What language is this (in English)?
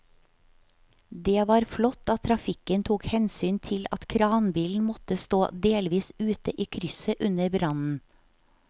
Norwegian